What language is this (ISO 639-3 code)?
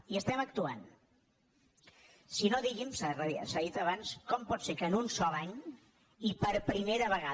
cat